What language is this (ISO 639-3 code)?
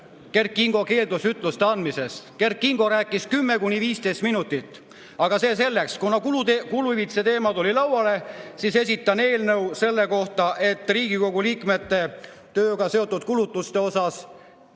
est